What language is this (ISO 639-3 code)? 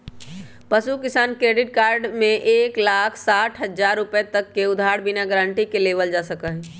mag